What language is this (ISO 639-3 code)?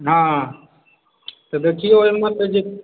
mai